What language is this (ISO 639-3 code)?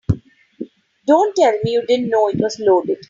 eng